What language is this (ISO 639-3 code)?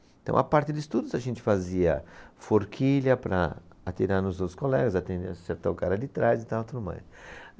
por